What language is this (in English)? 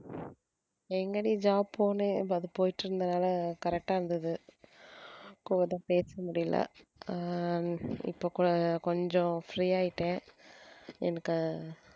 Tamil